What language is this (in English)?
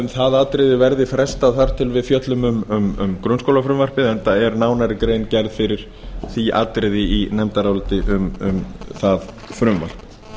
Icelandic